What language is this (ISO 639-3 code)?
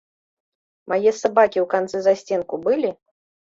bel